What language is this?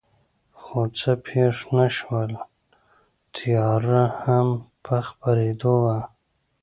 Pashto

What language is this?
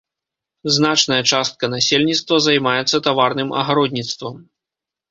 Belarusian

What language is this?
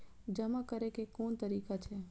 Maithili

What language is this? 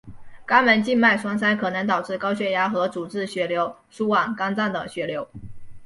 Chinese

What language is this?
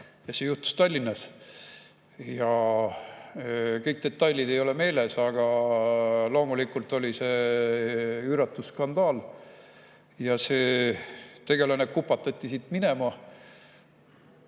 Estonian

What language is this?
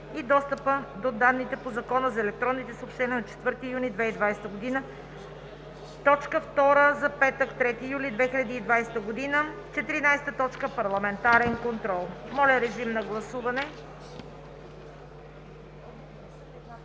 Bulgarian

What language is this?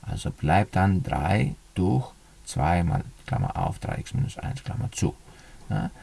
German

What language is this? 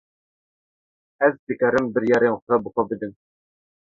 Kurdish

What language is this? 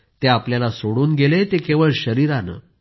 Marathi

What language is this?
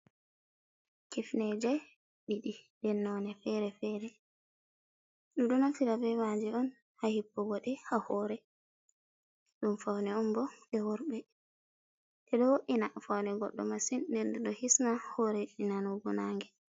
Fula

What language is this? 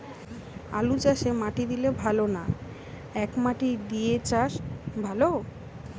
Bangla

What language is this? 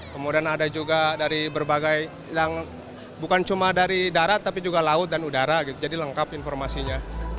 Indonesian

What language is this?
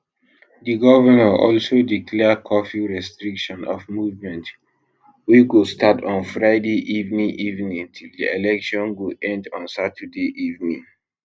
Nigerian Pidgin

